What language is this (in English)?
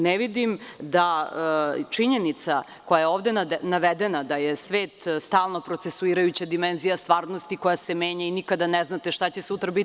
Serbian